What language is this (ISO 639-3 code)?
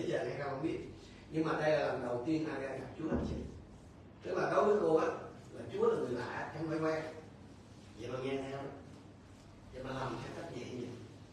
vie